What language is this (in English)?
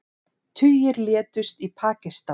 Icelandic